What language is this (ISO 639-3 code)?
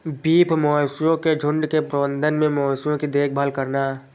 hin